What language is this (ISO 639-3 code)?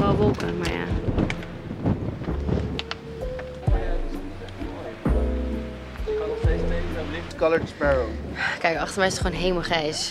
nld